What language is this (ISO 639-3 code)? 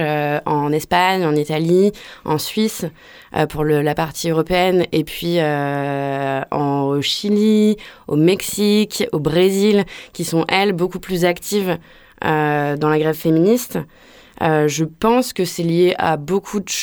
fra